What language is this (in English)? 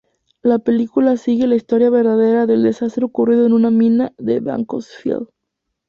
Spanish